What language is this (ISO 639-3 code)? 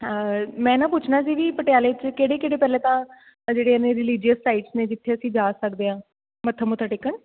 pan